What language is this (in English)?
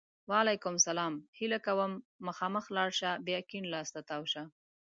Pashto